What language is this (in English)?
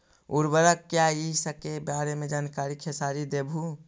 Magahi